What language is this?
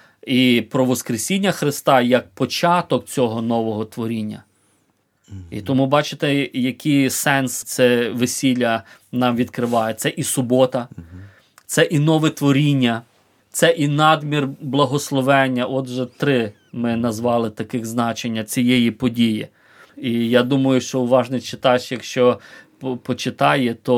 Ukrainian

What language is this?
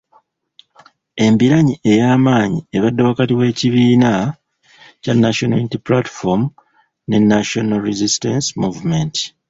Ganda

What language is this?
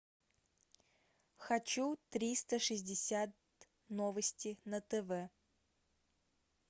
Russian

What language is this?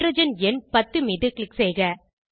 Tamil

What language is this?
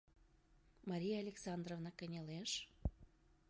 Mari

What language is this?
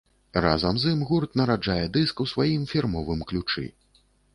Belarusian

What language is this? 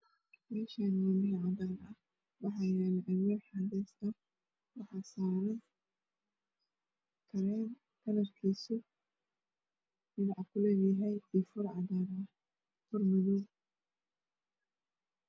Somali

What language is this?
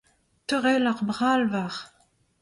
Breton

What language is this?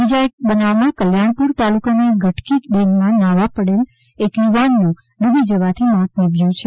Gujarati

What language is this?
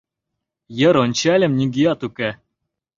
Mari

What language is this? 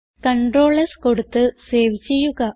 Malayalam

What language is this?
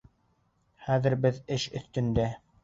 Bashkir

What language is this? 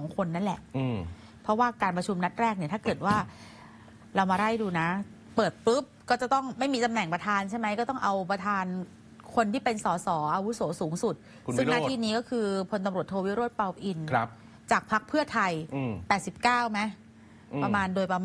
Thai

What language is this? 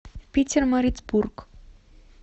Russian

